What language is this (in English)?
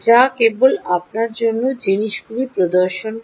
Bangla